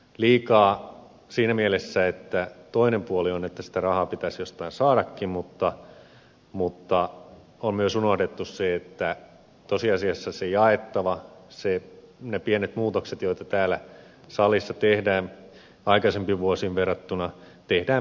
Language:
Finnish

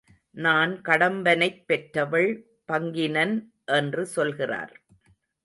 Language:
Tamil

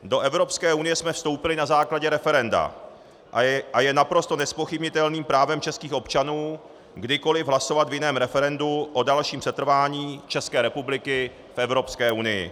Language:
Czech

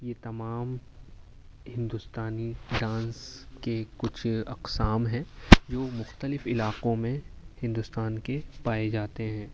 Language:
Urdu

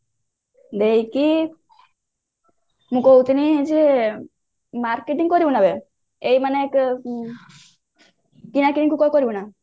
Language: Odia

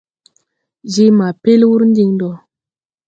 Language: Tupuri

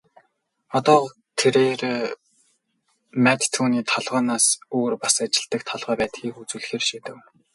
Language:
Mongolian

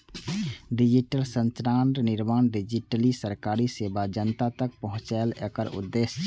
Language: Maithili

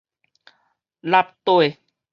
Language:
Min Nan Chinese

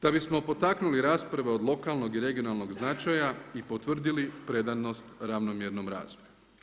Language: Croatian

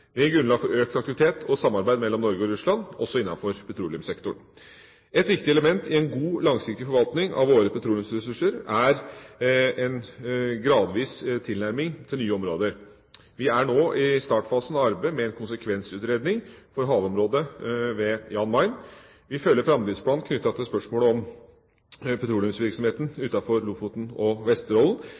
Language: Norwegian Bokmål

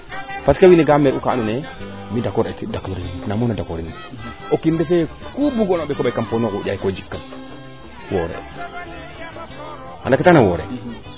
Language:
Serer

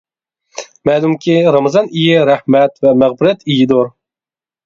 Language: Uyghur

